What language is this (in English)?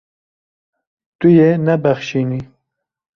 Kurdish